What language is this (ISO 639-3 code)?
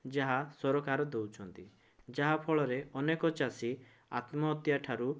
ori